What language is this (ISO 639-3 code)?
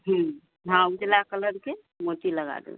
mai